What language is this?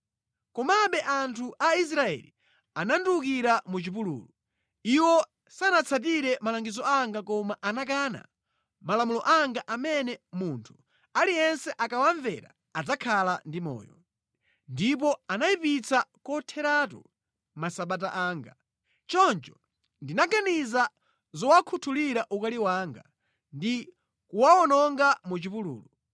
Nyanja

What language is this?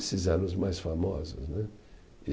Portuguese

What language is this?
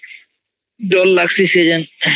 Odia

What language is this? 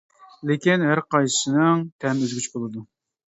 Uyghur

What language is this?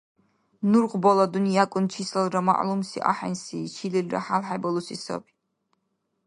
Dargwa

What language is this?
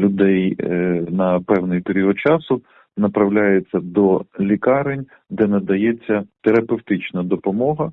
Ukrainian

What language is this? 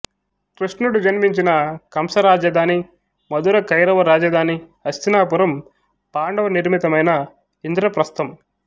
Telugu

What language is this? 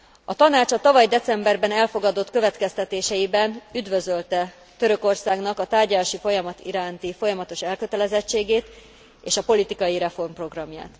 Hungarian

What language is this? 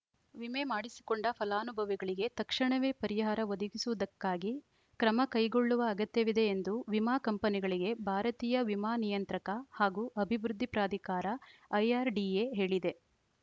Kannada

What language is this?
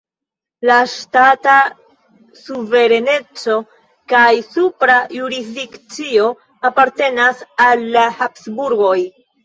Esperanto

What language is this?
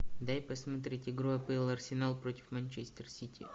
Russian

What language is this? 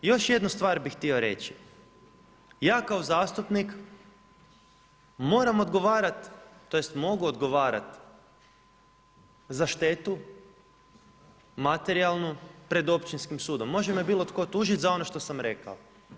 Croatian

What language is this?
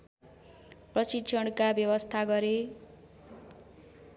Nepali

